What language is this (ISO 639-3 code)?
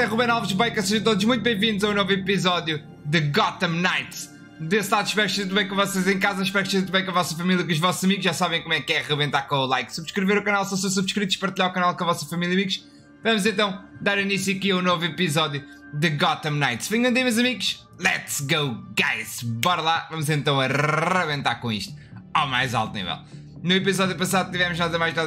por